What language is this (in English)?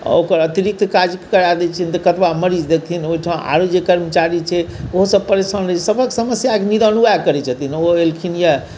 Maithili